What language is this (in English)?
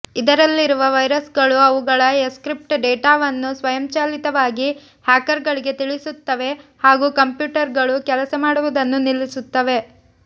Kannada